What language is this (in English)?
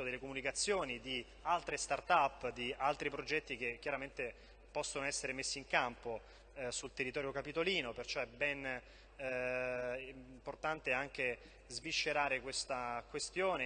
Italian